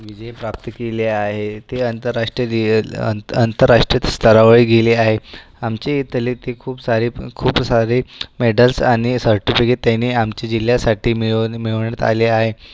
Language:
Marathi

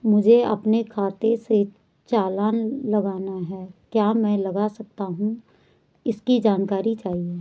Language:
Hindi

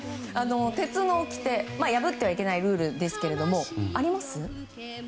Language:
Japanese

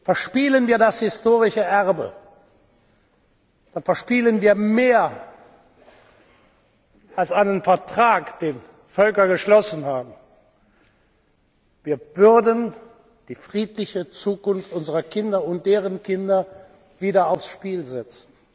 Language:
German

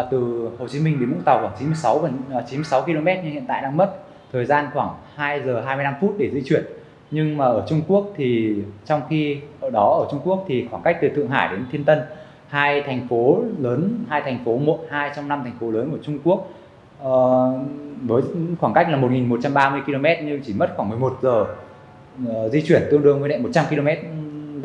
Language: Vietnamese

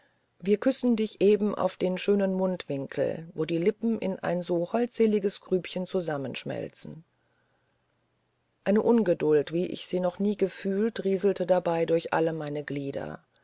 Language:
German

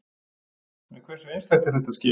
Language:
Icelandic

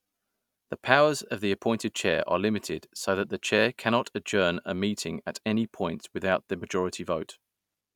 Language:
English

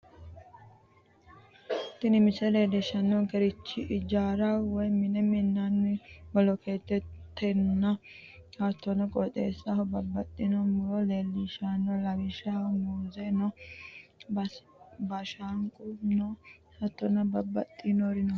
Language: Sidamo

